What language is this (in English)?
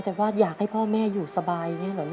Thai